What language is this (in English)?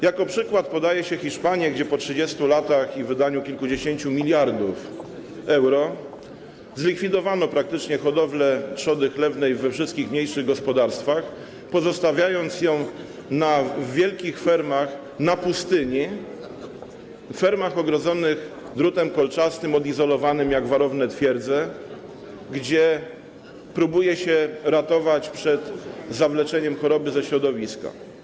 Polish